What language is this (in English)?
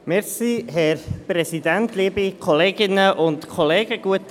Swiss German